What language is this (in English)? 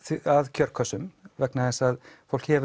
Icelandic